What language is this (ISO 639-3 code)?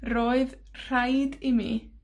cym